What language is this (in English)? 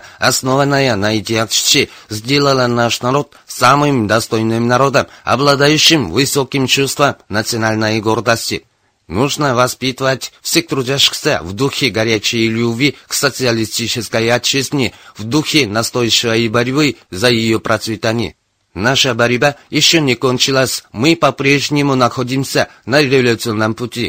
Russian